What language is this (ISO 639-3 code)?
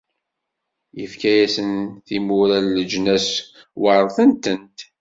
kab